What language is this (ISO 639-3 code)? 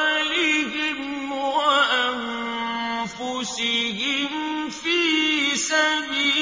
ara